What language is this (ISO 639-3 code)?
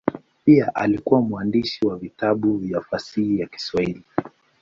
swa